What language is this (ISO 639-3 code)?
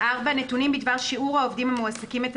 heb